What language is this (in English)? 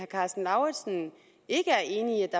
Danish